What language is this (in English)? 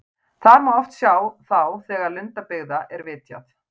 Icelandic